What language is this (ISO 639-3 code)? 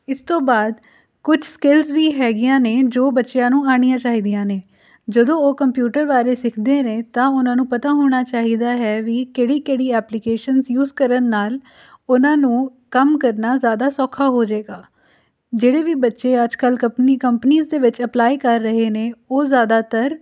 pan